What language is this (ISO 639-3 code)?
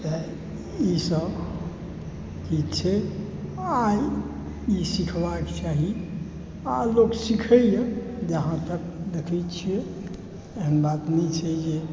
mai